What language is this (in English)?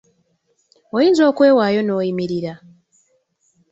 Ganda